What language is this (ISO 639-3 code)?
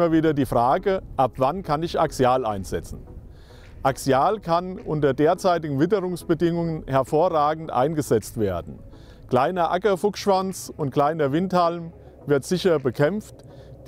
deu